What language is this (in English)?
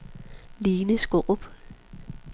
Danish